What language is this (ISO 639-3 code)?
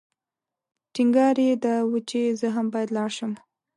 pus